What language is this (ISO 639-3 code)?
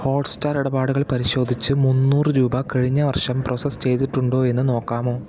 mal